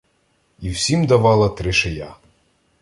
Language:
Ukrainian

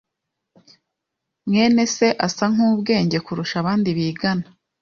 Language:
Kinyarwanda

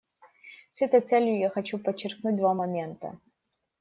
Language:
Russian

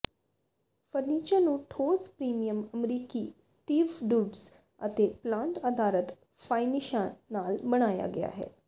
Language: Punjabi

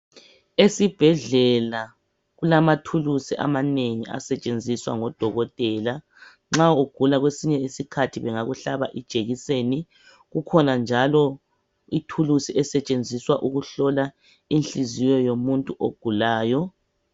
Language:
North Ndebele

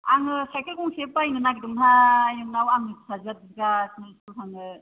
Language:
Bodo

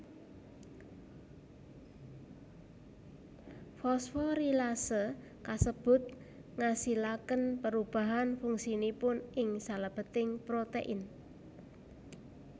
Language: Javanese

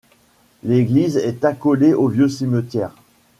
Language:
French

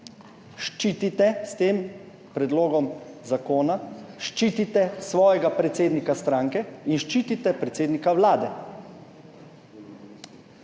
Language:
Slovenian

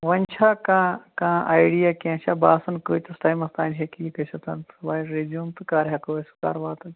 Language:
Kashmiri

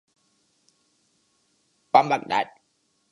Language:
Urdu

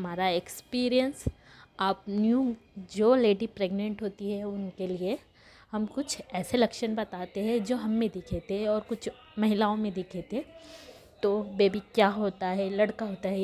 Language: Hindi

